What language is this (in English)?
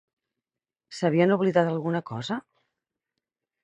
Catalan